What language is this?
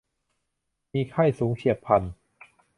Thai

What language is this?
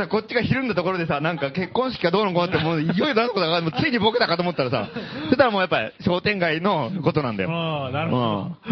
Japanese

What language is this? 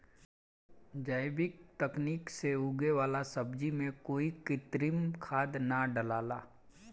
Bhojpuri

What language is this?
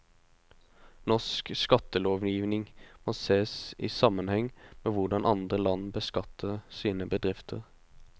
Norwegian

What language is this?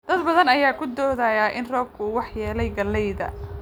Somali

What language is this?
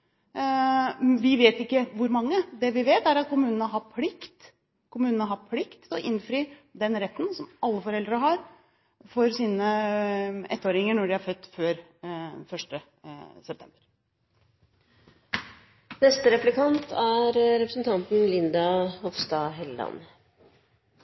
Norwegian Bokmål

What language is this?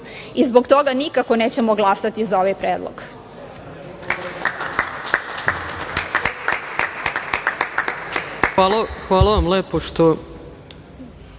Serbian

